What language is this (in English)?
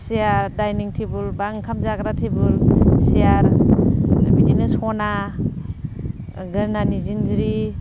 Bodo